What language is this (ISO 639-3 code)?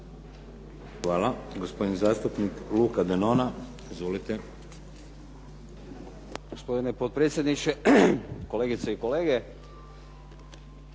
hrv